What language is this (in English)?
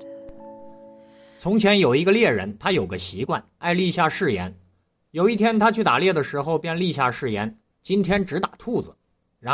Chinese